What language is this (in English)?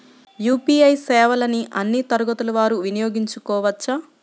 Telugu